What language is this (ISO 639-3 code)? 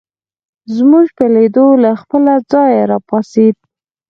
pus